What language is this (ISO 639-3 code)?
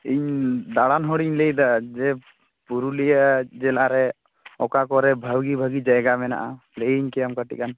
sat